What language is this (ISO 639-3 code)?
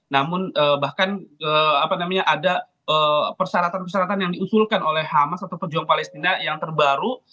ind